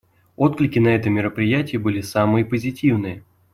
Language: Russian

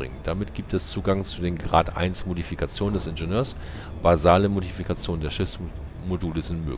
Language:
German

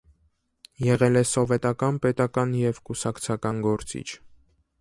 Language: Armenian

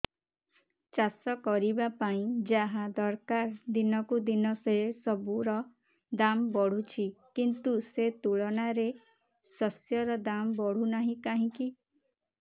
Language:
Odia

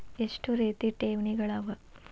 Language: Kannada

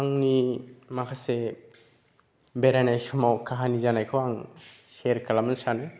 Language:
Bodo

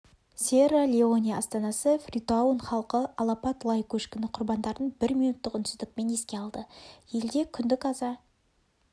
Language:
Kazakh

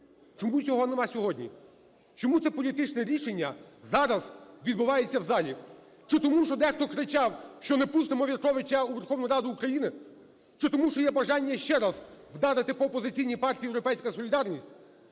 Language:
Ukrainian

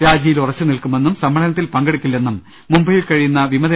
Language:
Malayalam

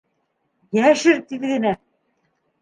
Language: Bashkir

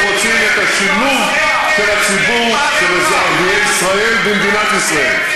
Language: Hebrew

